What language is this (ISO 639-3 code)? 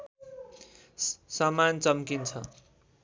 nep